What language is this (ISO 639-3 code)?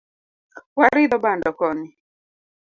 luo